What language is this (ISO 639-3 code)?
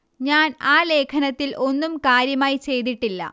mal